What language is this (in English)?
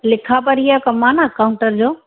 Sindhi